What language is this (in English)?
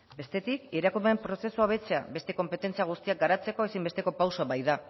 Basque